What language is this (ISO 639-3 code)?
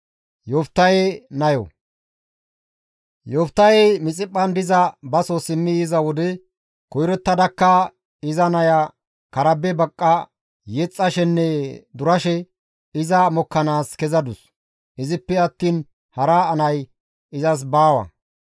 gmv